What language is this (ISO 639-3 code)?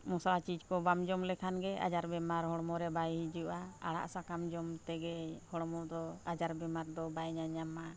sat